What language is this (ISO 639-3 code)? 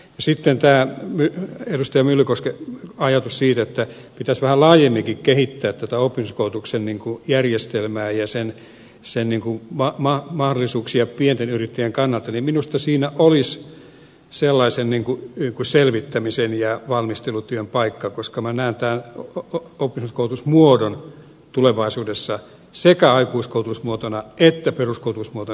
fin